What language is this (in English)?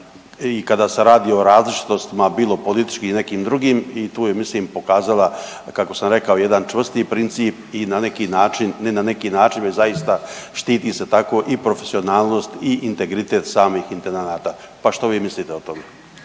Croatian